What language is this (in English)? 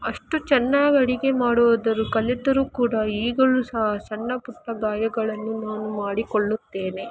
Kannada